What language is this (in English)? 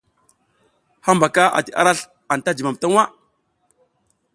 South Giziga